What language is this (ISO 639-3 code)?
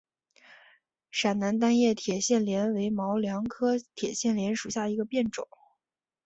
zho